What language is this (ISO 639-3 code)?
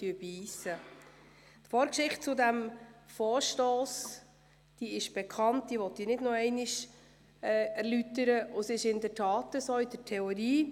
gsw